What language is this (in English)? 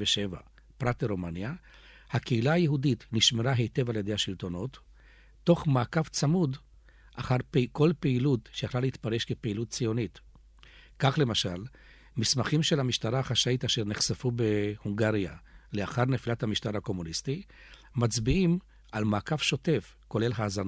Hebrew